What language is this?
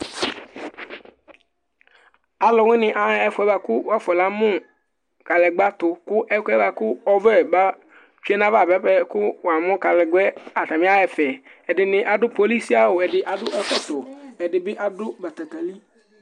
Ikposo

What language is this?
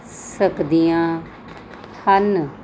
Punjabi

